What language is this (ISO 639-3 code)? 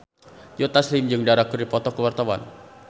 sun